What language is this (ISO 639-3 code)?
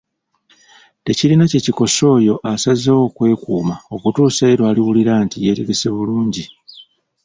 lug